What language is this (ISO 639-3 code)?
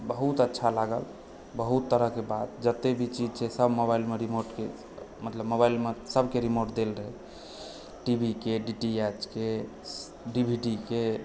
mai